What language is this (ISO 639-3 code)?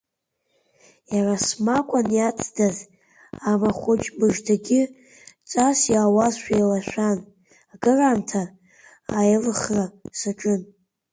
abk